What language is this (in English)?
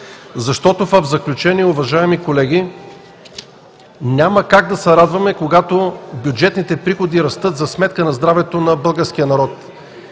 Bulgarian